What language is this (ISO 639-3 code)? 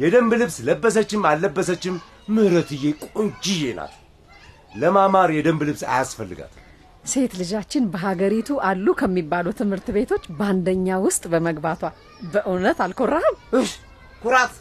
amh